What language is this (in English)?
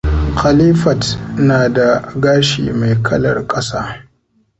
Hausa